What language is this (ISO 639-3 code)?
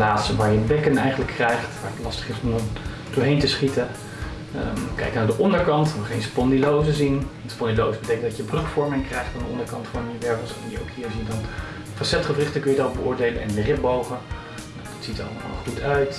nld